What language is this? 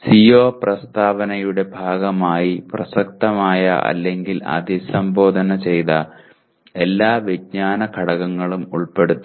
Malayalam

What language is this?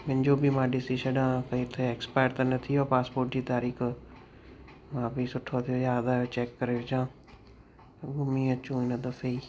Sindhi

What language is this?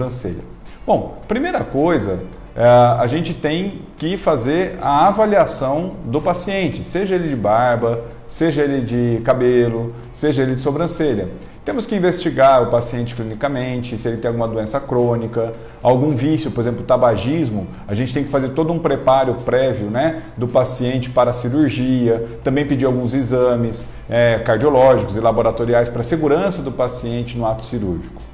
Portuguese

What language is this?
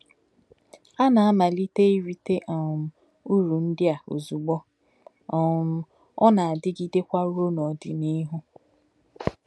Igbo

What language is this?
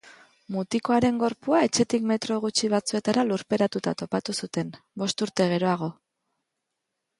Basque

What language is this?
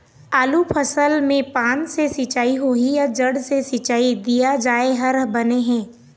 Chhattisgarhi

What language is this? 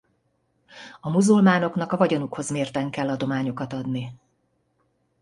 Hungarian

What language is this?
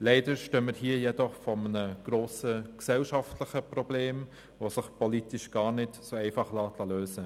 Swiss German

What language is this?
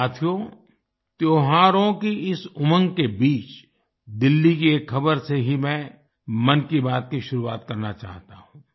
Hindi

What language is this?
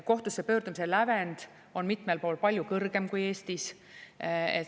Estonian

